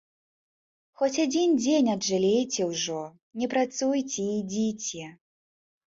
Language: Belarusian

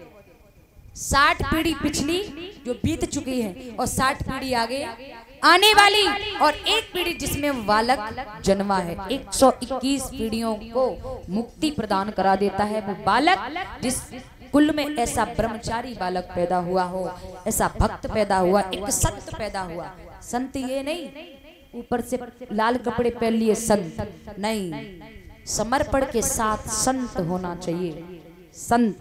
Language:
Hindi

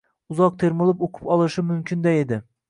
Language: Uzbek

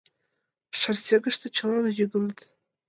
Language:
Mari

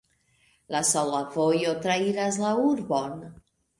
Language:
Esperanto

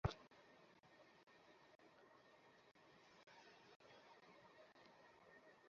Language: Bangla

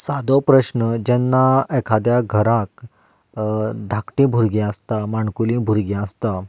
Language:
Konkani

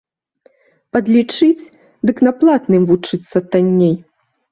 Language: Belarusian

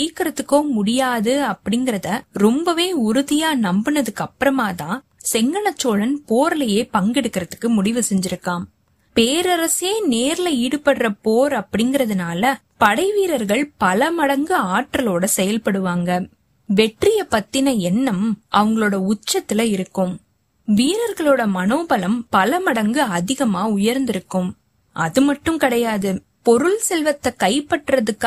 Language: Tamil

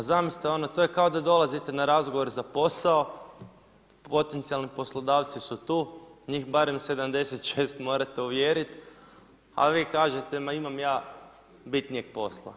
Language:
Croatian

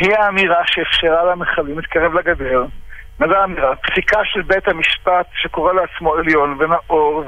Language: Hebrew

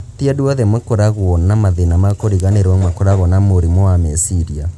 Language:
Kikuyu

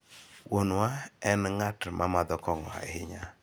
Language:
Luo (Kenya and Tanzania)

